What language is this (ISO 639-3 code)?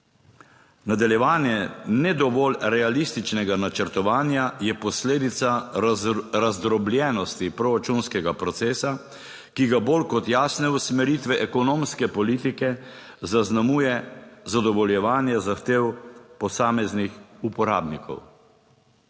slv